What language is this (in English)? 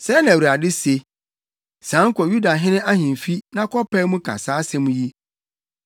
Akan